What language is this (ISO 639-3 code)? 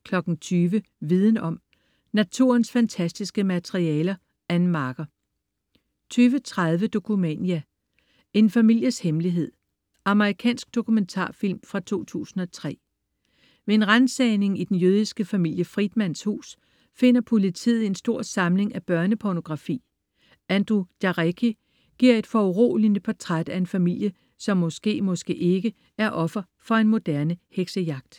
dan